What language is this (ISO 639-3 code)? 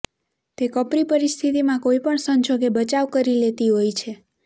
guj